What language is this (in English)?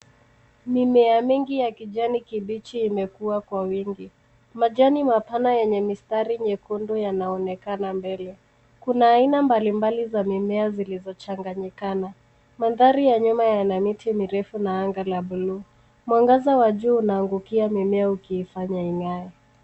Swahili